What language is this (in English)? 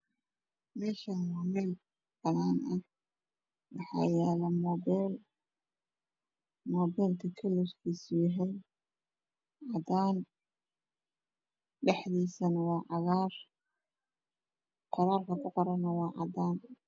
Somali